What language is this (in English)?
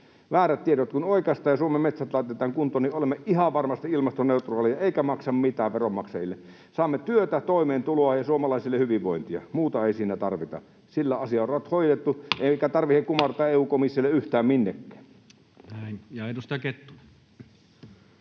Finnish